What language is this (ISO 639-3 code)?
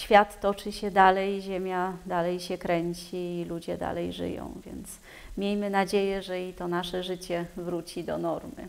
pol